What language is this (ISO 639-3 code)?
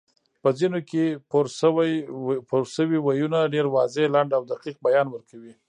pus